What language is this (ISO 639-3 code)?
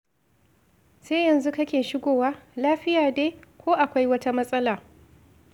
hau